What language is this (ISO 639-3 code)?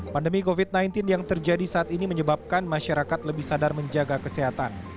ind